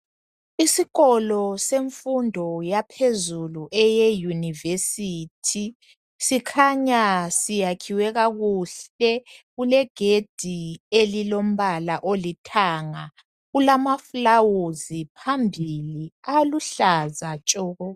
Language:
North Ndebele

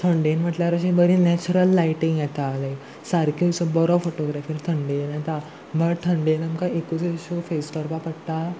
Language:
Konkani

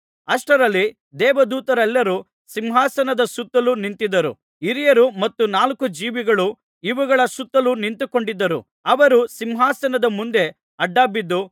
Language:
Kannada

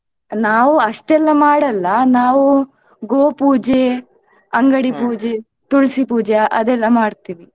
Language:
Kannada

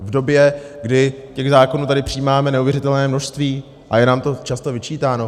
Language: Czech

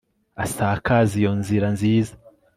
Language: Kinyarwanda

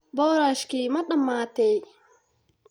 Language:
Somali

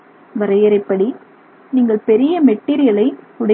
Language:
Tamil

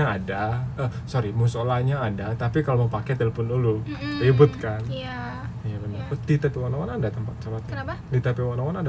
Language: Indonesian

